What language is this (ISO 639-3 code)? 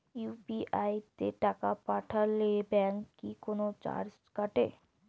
ben